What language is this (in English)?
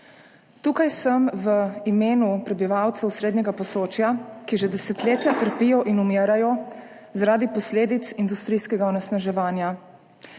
Slovenian